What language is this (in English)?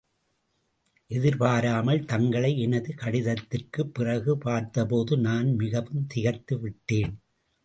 Tamil